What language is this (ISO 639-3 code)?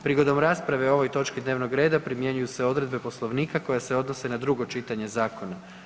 hrv